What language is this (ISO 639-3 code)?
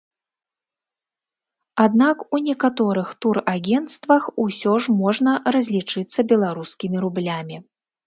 bel